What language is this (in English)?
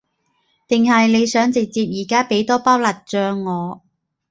Cantonese